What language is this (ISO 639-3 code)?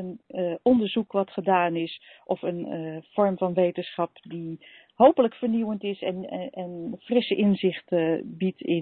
nld